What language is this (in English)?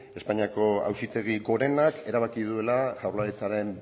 Basque